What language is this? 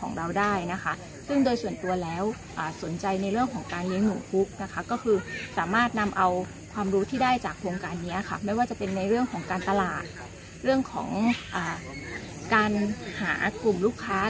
Thai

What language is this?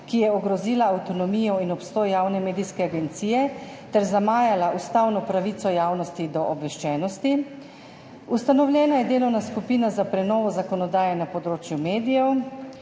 Slovenian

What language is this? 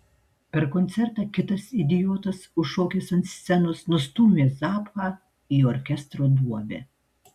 Lithuanian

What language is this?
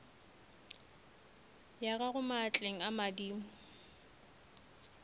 Northern Sotho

